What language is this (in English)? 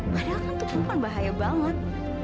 Indonesian